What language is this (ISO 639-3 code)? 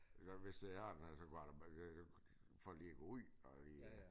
dan